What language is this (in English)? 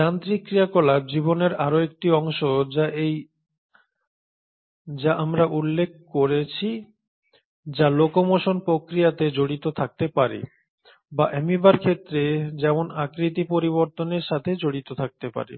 Bangla